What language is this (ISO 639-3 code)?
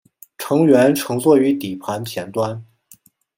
zho